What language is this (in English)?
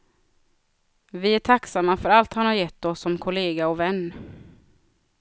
Swedish